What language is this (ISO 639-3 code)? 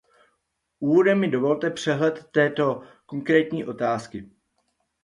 ces